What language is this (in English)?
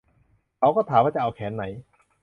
Thai